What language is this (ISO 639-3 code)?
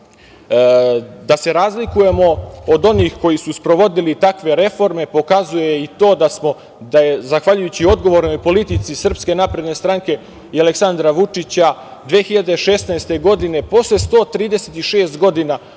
srp